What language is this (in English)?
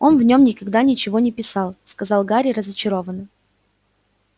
Russian